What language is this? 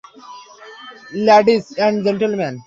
Bangla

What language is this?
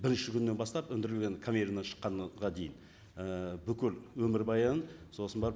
Kazakh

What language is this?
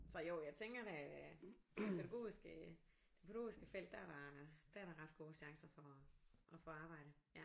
Danish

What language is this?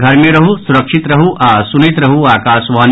Maithili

